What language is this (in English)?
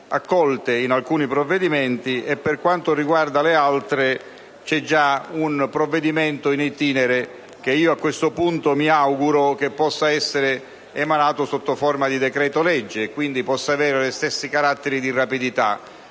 Italian